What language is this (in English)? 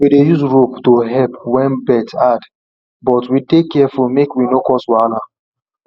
Nigerian Pidgin